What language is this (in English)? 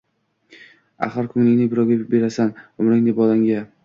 Uzbek